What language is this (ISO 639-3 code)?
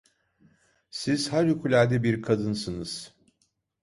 tur